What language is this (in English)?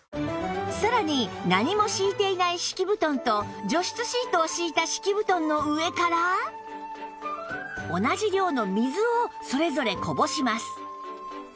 Japanese